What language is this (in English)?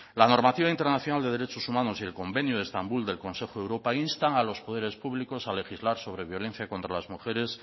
Spanish